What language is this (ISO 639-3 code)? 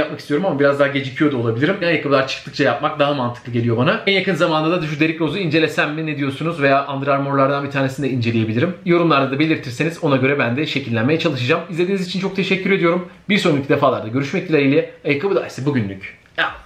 tur